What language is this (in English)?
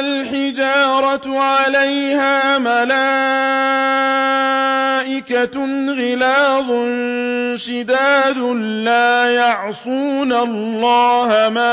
Arabic